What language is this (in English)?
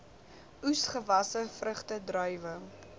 Afrikaans